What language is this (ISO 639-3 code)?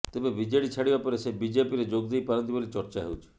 ori